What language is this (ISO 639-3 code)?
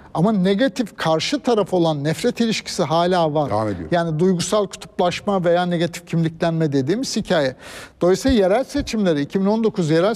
tur